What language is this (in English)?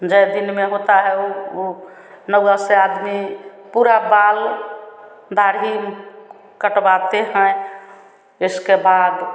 Hindi